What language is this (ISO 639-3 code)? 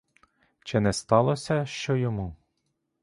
ukr